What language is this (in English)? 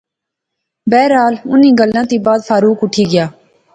Pahari-Potwari